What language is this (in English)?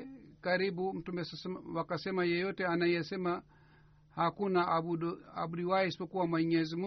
Swahili